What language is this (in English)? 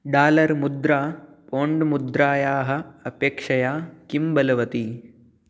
Sanskrit